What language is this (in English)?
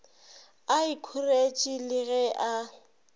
Northern Sotho